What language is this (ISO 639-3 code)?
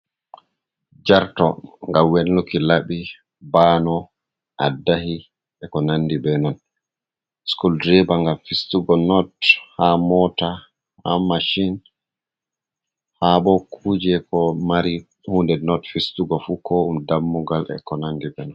ful